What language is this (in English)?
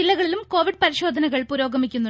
Malayalam